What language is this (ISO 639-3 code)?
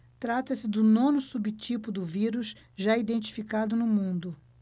por